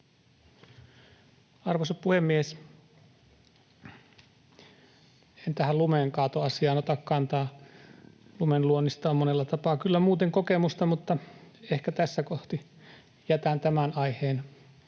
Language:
Finnish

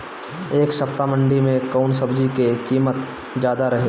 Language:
Bhojpuri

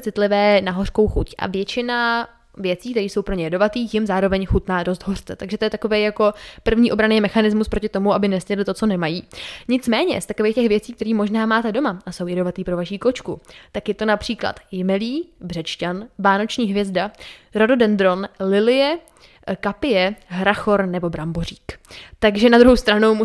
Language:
Czech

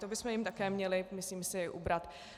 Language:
Czech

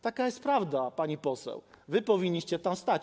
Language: Polish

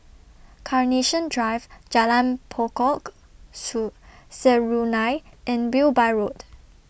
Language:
English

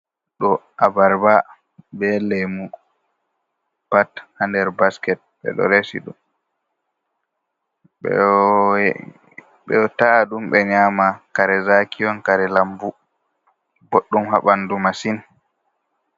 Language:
Fula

